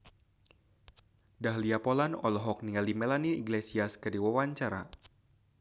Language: Sundanese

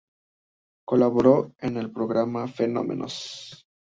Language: Spanish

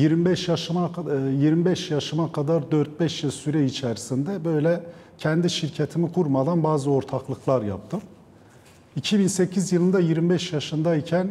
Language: Turkish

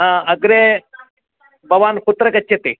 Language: Sanskrit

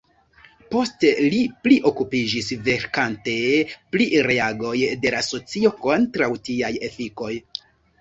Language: Esperanto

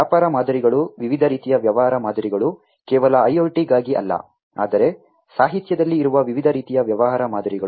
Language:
Kannada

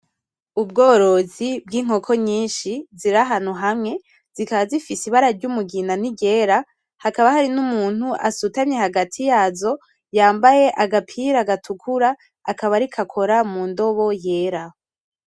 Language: Rundi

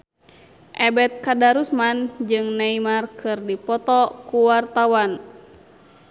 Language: Sundanese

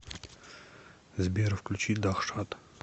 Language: Russian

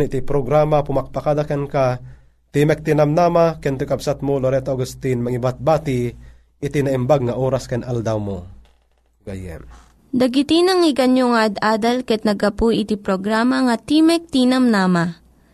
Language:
Filipino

